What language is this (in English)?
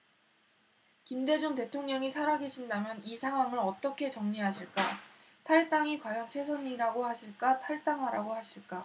Korean